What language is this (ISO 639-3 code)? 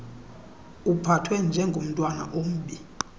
xho